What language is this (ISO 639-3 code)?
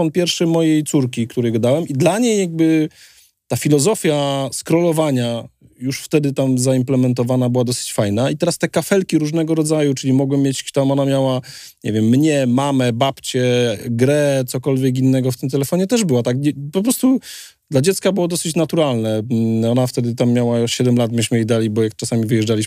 pol